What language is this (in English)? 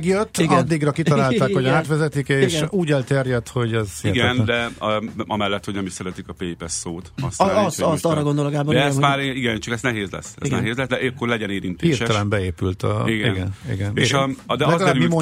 Hungarian